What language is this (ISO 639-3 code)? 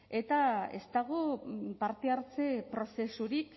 eus